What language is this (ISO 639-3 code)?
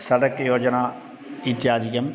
san